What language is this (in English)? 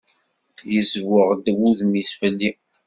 Kabyle